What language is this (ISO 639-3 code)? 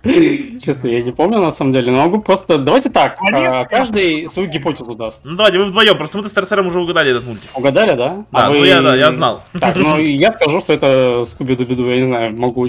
rus